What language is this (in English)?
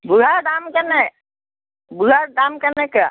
Assamese